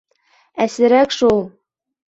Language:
Bashkir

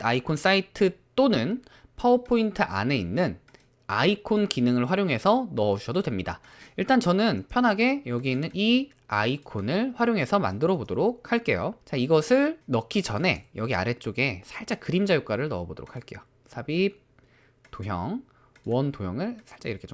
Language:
Korean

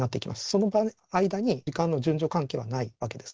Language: Japanese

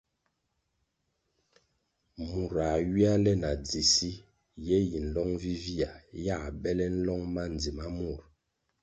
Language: Kwasio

